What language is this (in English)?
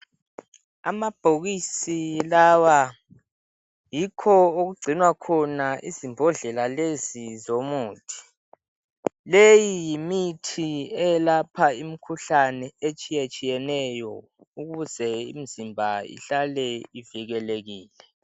North Ndebele